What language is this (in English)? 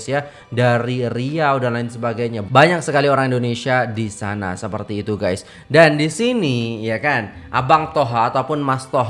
Indonesian